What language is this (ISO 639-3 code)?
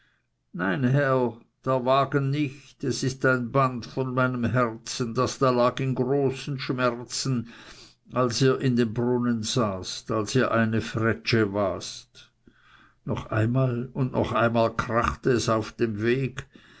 deu